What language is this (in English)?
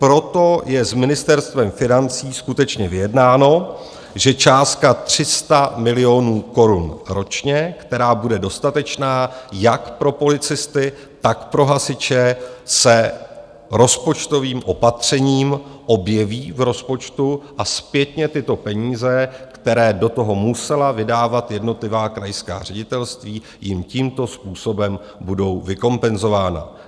Czech